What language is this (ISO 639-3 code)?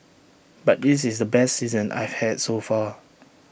eng